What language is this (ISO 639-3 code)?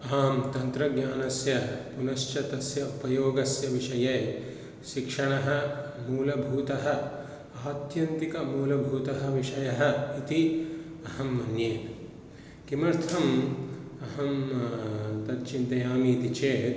san